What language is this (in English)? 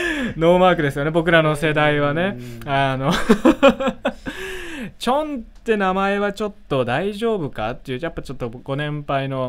Japanese